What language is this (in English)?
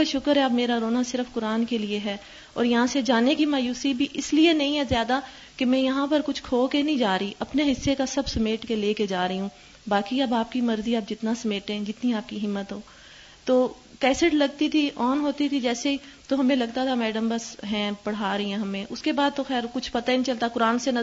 Urdu